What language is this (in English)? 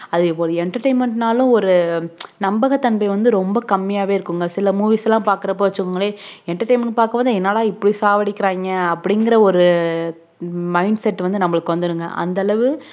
Tamil